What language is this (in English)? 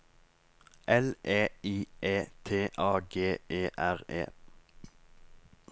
Norwegian